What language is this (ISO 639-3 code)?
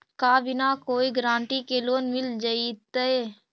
mag